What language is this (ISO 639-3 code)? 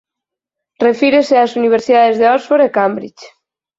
glg